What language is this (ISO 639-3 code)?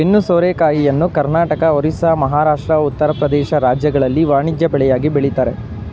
kan